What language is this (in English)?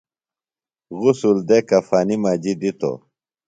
Phalura